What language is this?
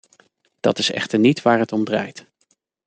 Dutch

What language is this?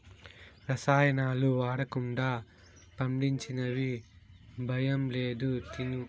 Telugu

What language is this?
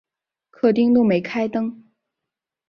Chinese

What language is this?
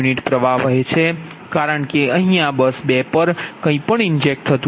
Gujarati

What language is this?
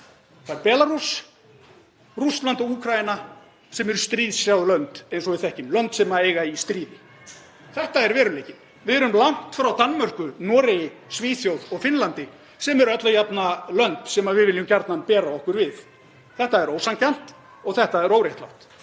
Icelandic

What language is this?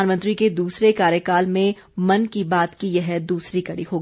Hindi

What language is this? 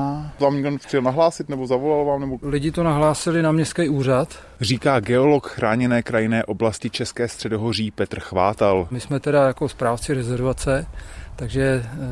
Czech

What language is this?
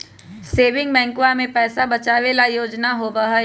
Magahi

